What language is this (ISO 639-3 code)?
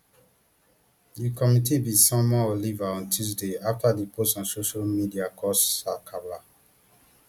pcm